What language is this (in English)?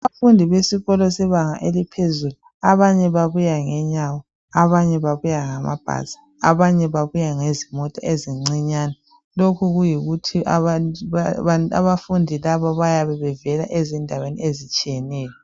North Ndebele